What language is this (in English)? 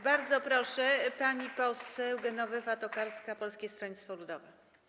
Polish